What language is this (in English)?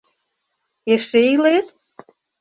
Mari